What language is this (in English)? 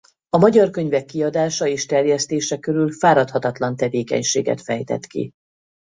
Hungarian